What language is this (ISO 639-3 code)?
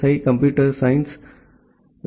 tam